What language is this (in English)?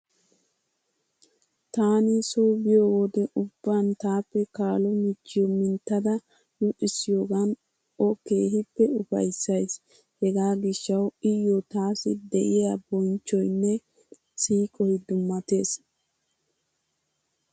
Wolaytta